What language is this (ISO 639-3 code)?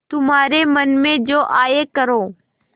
hin